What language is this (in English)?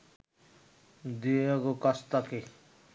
Bangla